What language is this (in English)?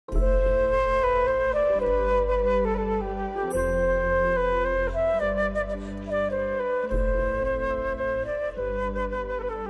Turkish